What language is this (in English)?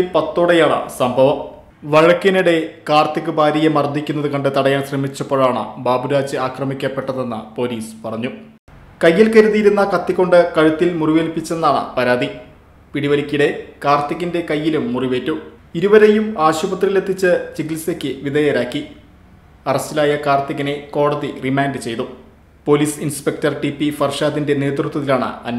Malayalam